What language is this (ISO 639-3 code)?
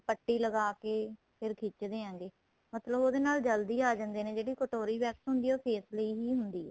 pan